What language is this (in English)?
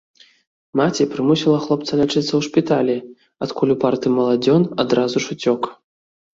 Belarusian